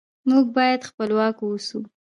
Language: Pashto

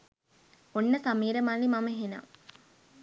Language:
Sinhala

